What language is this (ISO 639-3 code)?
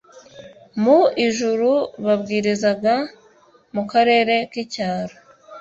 kin